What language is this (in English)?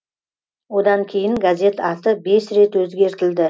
Kazakh